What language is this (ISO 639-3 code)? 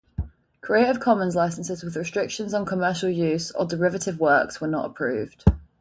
eng